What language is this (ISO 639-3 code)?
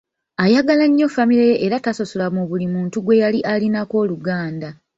lug